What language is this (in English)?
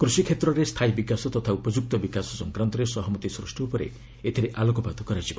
Odia